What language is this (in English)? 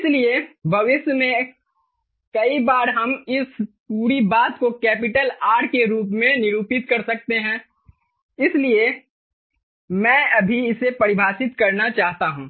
Hindi